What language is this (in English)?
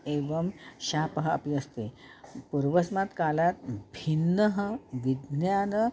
Sanskrit